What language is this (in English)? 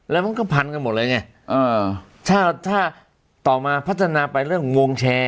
Thai